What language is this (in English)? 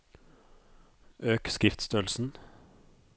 Norwegian